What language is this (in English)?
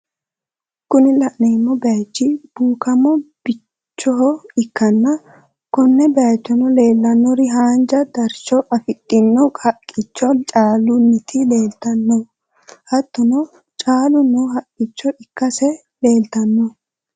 Sidamo